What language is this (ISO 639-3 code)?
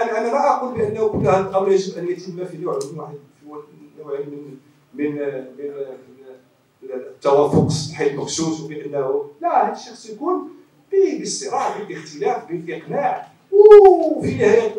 ara